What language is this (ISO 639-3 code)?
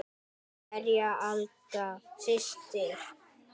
isl